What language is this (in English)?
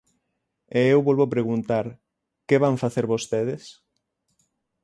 Galician